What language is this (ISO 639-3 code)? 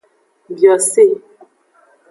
ajg